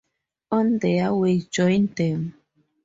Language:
English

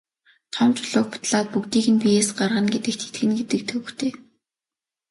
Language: Mongolian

